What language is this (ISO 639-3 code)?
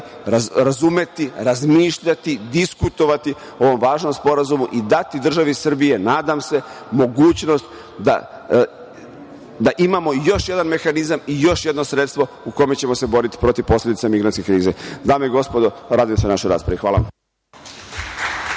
srp